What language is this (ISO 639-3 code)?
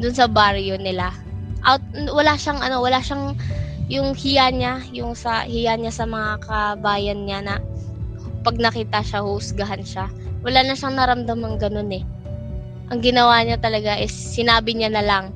fil